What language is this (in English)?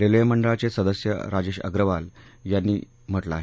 Marathi